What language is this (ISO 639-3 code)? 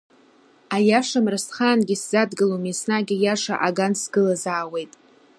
abk